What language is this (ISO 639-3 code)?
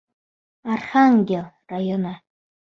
bak